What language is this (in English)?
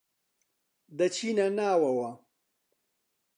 Central Kurdish